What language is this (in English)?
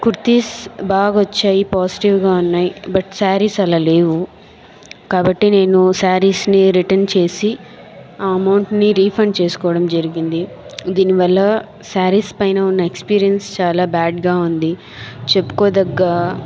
Telugu